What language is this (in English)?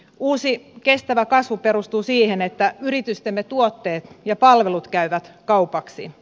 Finnish